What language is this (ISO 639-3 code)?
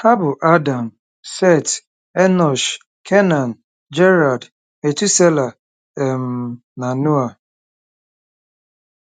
ibo